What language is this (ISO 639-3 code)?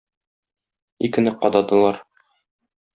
tat